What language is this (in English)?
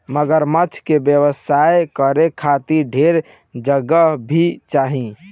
Bhojpuri